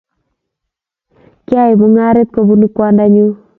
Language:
Kalenjin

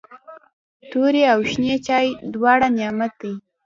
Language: Pashto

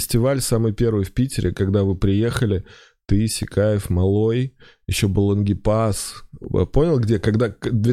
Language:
Russian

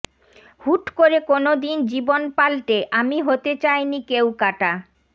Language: Bangla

